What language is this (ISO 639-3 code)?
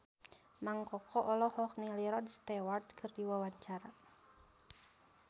sun